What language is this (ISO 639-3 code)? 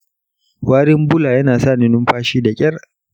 hau